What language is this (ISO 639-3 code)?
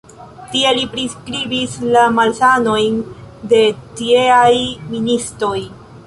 epo